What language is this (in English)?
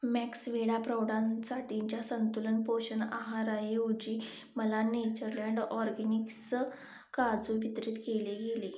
Marathi